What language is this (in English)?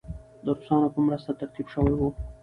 Pashto